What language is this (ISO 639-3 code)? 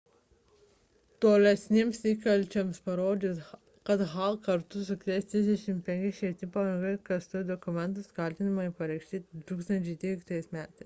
lit